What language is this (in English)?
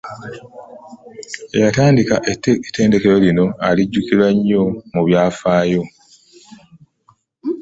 Ganda